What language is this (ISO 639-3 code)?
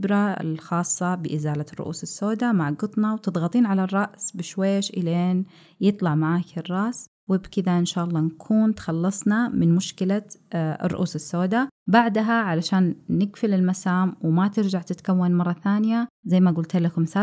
ara